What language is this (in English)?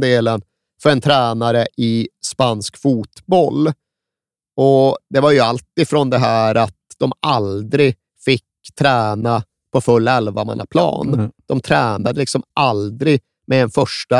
Swedish